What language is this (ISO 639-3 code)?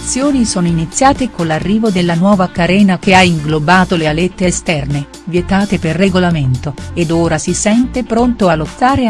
ita